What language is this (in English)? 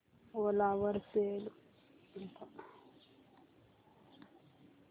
Marathi